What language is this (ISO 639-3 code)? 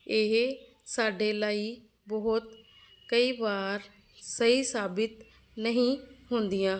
pan